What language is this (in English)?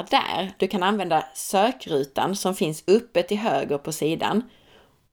Swedish